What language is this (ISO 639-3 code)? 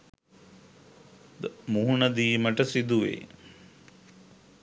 sin